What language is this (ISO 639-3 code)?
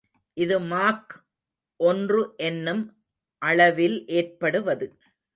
tam